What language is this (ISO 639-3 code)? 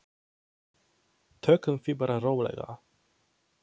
isl